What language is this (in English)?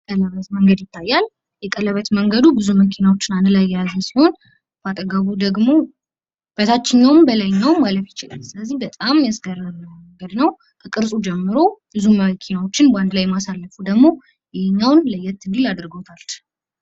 Amharic